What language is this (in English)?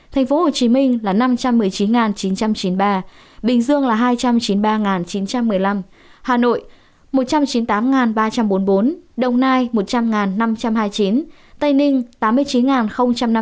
Vietnamese